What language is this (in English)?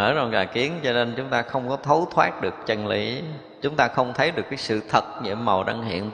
Vietnamese